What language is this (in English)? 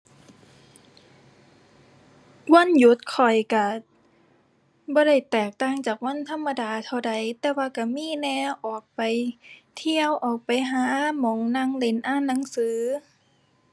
Thai